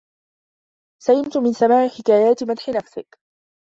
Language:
Arabic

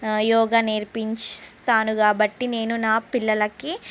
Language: Telugu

